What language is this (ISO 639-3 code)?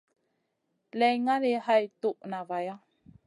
mcn